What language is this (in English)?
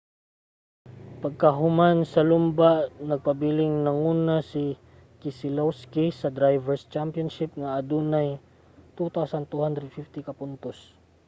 Cebuano